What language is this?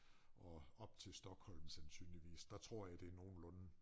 Danish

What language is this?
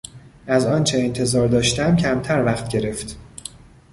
Persian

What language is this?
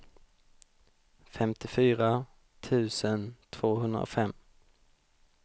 Swedish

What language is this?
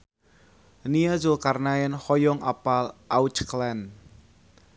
Sundanese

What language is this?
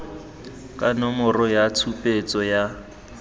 Tswana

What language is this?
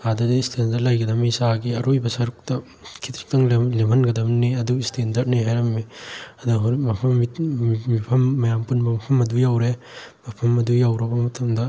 Manipuri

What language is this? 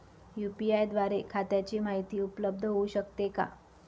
Marathi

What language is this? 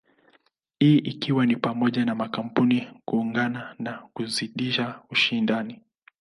Swahili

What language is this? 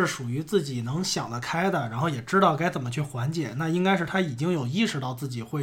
Chinese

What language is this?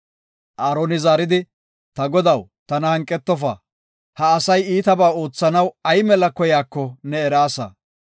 Gofa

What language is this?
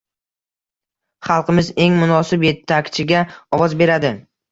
Uzbek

